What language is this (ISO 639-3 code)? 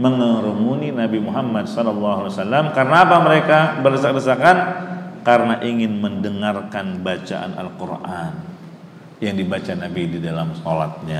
ind